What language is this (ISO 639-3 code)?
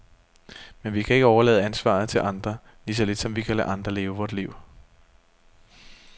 dan